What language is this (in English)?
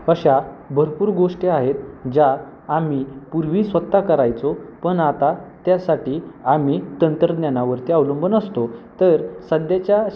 Marathi